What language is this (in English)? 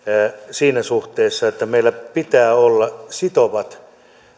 Finnish